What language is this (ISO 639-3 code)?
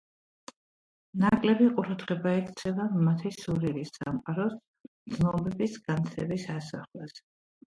kat